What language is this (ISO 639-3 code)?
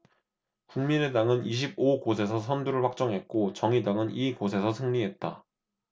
kor